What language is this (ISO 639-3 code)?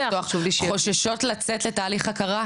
heb